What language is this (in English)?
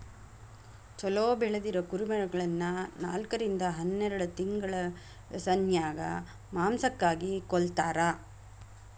Kannada